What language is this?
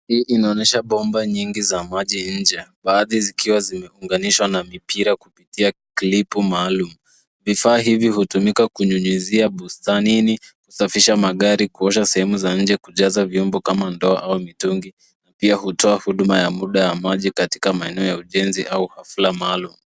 Swahili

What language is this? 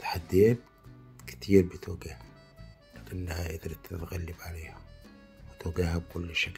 Arabic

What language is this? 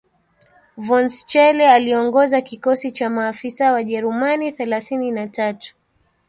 Swahili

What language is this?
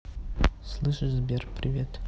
Russian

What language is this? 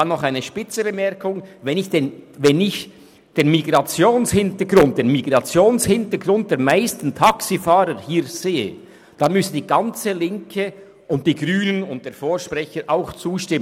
Swiss German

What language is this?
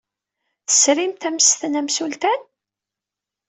Kabyle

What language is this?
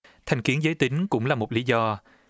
Vietnamese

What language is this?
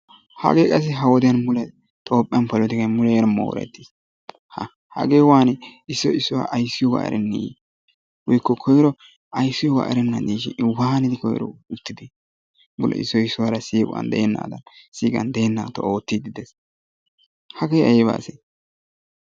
Wolaytta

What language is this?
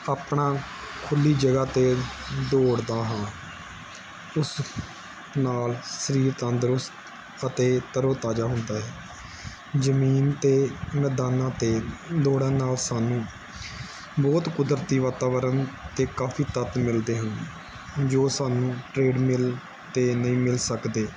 Punjabi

